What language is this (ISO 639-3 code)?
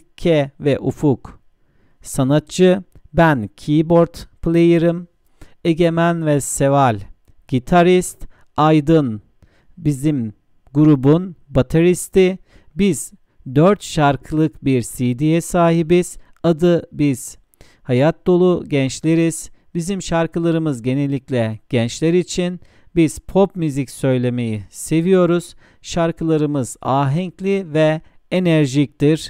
tur